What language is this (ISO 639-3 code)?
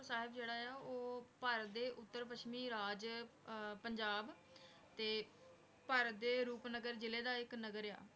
pan